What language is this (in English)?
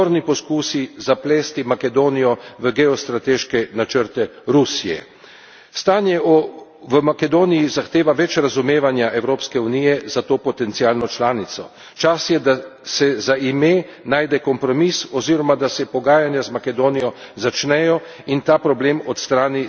Slovenian